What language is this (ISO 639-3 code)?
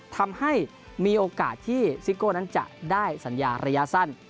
tha